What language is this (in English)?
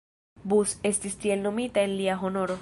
Esperanto